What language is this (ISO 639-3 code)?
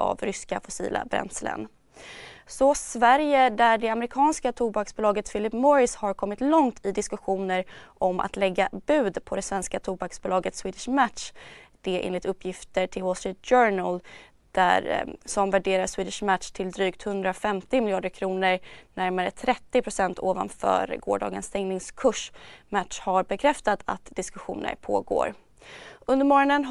swe